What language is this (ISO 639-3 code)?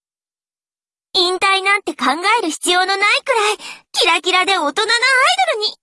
jpn